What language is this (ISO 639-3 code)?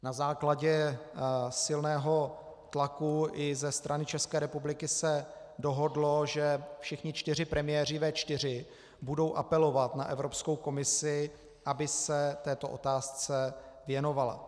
ces